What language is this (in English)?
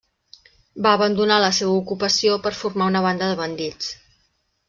Catalan